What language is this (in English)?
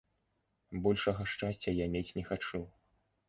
Belarusian